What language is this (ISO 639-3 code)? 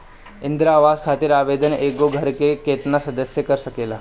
bho